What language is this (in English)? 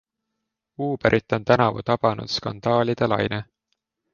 Estonian